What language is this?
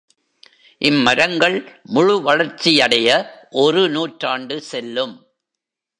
Tamil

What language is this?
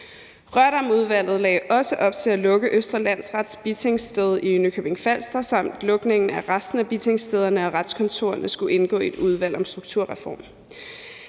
Danish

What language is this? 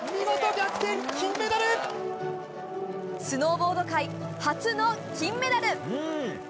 Japanese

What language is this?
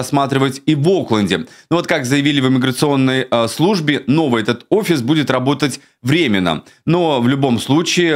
Russian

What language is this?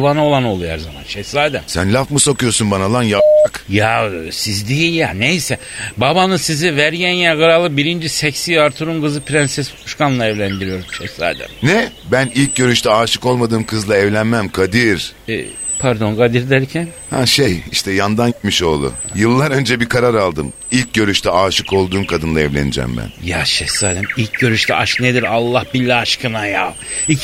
Turkish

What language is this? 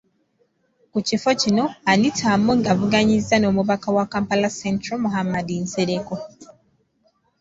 Ganda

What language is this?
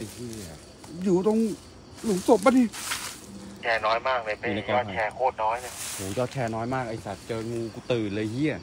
Thai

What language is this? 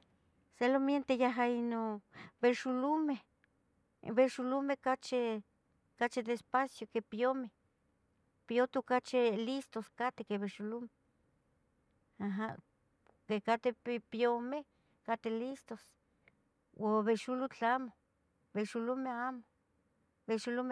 Tetelcingo Nahuatl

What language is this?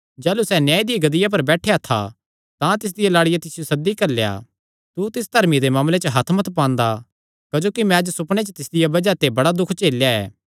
Kangri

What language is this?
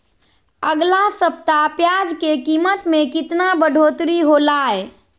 Magahi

